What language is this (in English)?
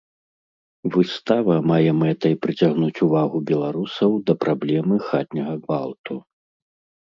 Belarusian